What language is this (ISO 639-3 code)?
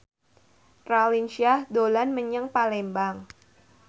jav